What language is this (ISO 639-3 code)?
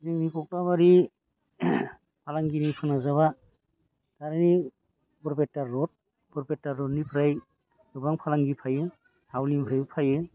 brx